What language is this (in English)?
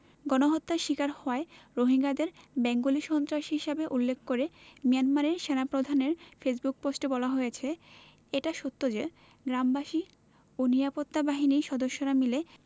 Bangla